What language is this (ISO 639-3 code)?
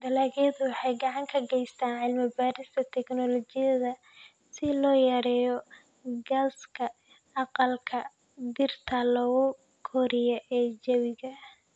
som